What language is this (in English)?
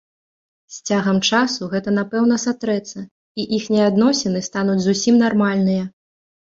Belarusian